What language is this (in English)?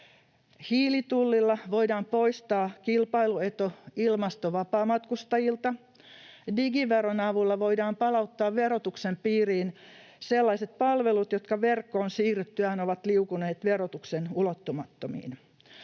Finnish